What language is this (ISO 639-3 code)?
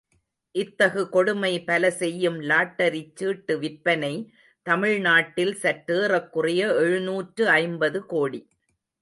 tam